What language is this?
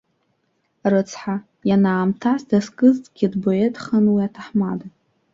Abkhazian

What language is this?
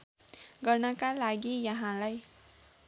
Nepali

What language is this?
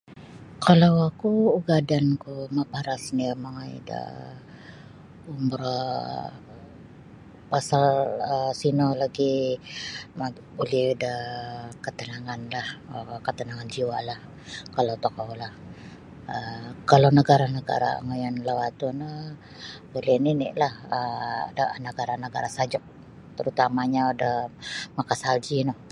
Sabah Bisaya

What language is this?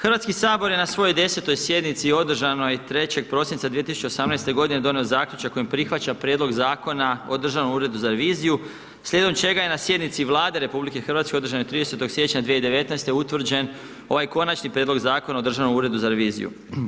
Croatian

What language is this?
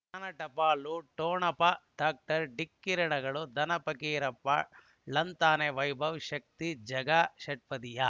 Kannada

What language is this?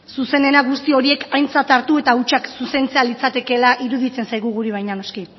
Basque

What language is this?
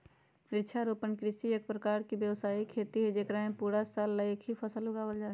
Magahi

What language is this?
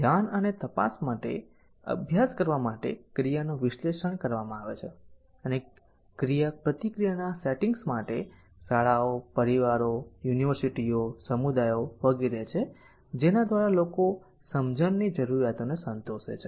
Gujarati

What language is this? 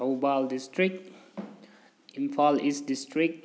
Manipuri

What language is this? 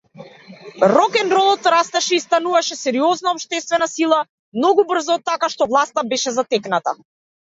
Macedonian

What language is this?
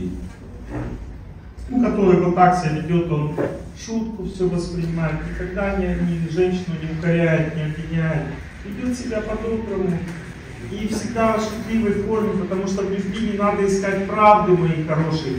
Russian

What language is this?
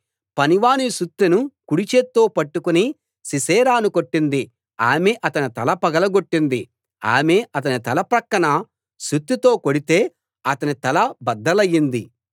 Telugu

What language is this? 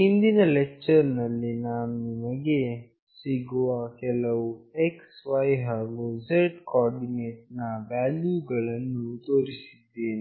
Kannada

